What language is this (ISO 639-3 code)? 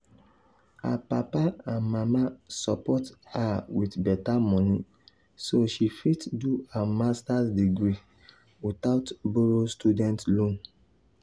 pcm